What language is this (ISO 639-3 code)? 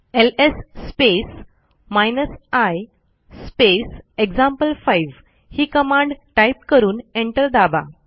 mar